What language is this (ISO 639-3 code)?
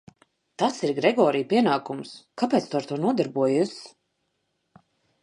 lav